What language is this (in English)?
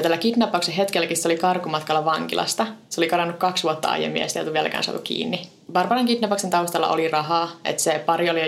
Finnish